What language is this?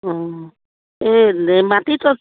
Assamese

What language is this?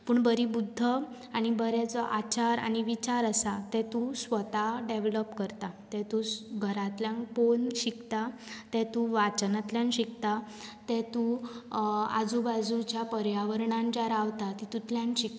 Konkani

